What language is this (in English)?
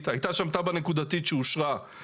Hebrew